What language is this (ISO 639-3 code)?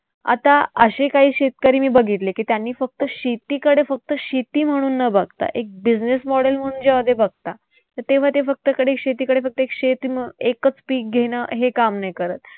mar